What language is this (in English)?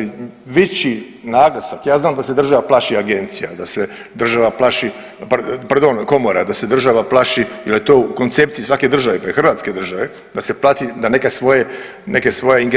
Croatian